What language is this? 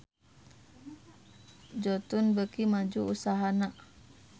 Sundanese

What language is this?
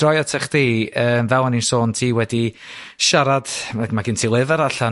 Welsh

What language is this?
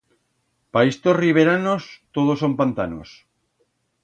Aragonese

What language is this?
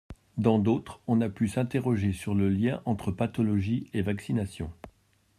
French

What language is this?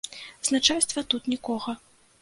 Belarusian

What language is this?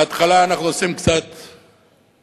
Hebrew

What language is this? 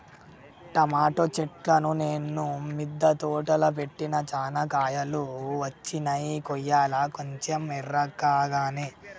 Telugu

